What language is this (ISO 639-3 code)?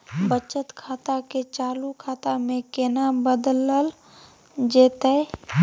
mai